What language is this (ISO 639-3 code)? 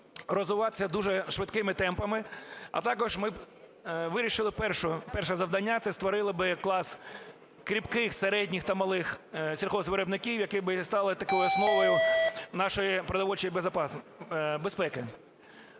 ukr